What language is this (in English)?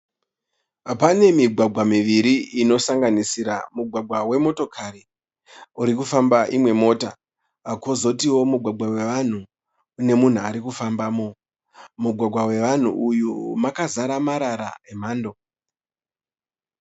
Shona